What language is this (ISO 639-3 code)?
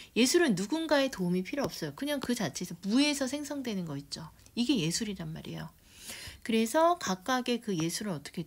kor